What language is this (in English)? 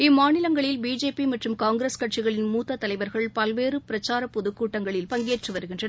Tamil